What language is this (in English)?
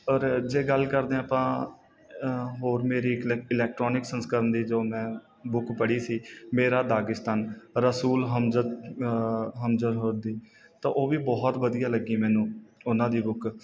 Punjabi